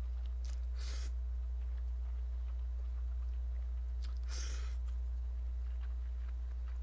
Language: Korean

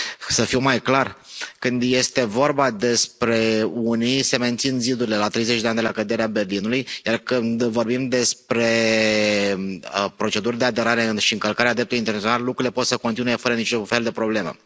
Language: Romanian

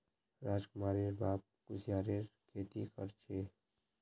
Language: Magahi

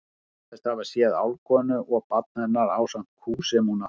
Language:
Icelandic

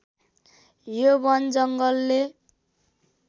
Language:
Nepali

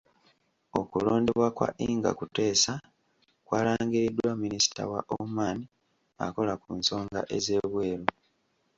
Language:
Ganda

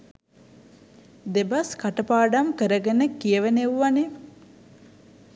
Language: Sinhala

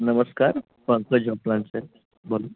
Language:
Marathi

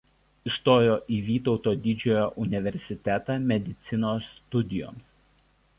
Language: Lithuanian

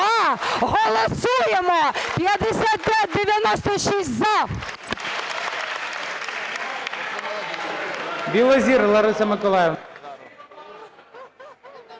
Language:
Ukrainian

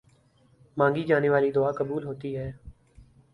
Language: Urdu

